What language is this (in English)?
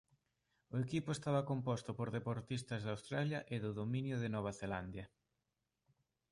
Galician